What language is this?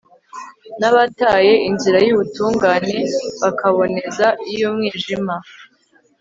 Kinyarwanda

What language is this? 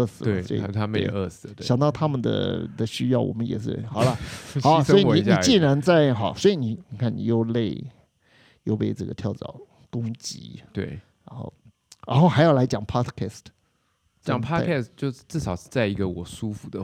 Chinese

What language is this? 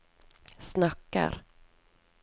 Norwegian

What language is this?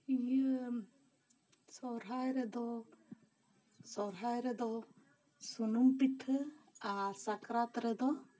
Santali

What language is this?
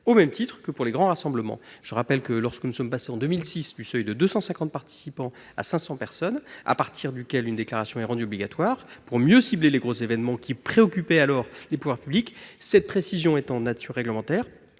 French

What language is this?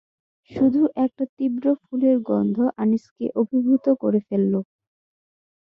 Bangla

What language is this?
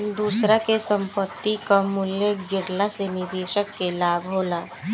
Bhojpuri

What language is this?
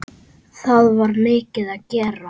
Icelandic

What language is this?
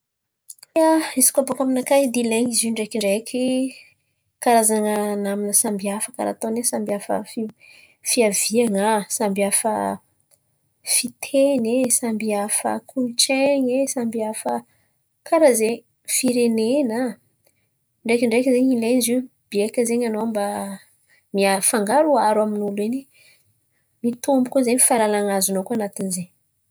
Antankarana Malagasy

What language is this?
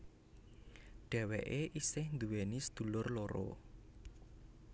Javanese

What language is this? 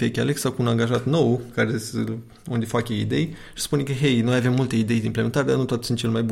Romanian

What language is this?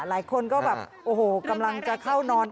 Thai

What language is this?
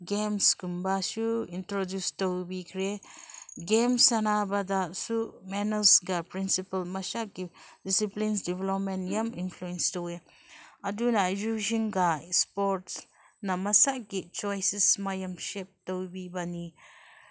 Manipuri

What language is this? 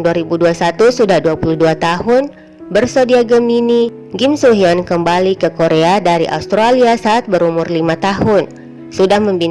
Indonesian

